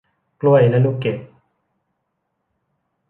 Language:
Thai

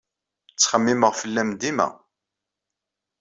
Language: Kabyle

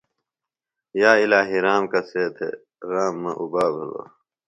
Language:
Phalura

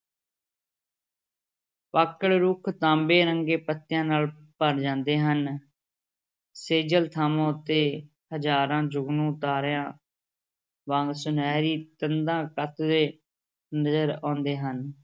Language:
Punjabi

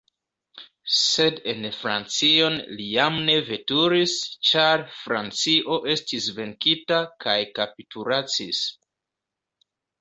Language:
Esperanto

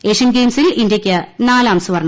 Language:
Malayalam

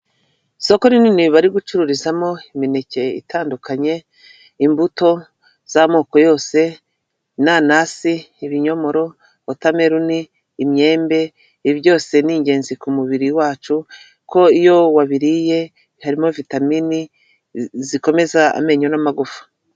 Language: Kinyarwanda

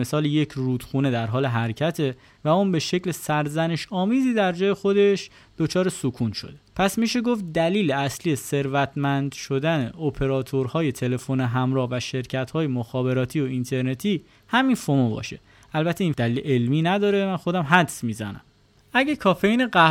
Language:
Persian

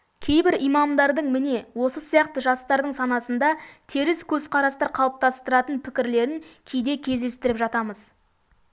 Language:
Kazakh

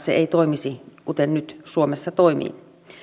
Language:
Finnish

